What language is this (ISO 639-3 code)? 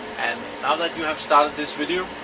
eng